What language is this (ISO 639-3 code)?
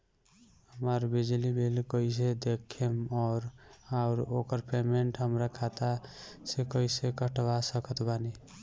bho